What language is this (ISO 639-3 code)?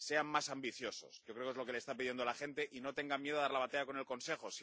spa